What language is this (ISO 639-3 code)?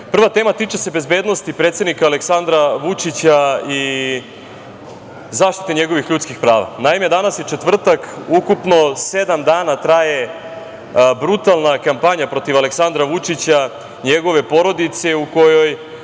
srp